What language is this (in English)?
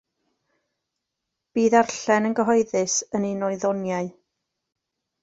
Welsh